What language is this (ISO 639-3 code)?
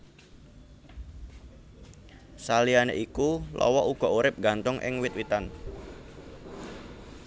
jav